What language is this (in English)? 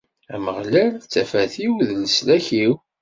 Kabyle